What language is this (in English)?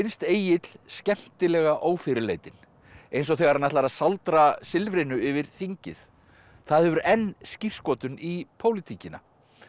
Icelandic